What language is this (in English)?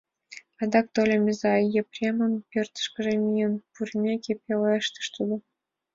Mari